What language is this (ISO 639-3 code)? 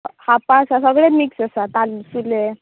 kok